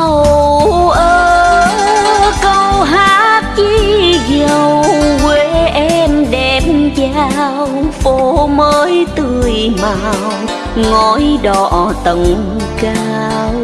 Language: Vietnamese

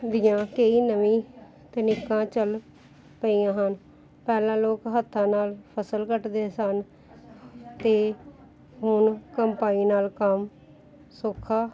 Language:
Punjabi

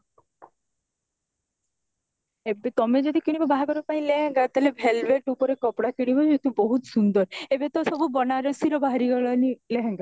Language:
Odia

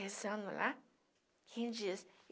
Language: Portuguese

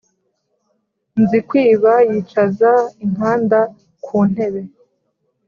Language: Kinyarwanda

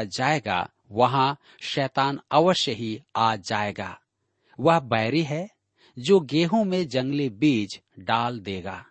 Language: Hindi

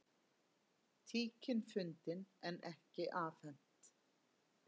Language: Icelandic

